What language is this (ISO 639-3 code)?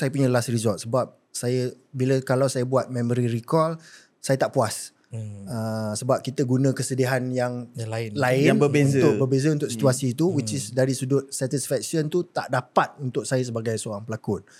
msa